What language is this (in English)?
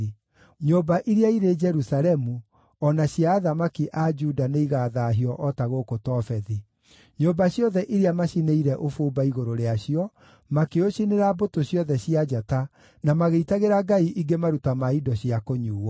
Kikuyu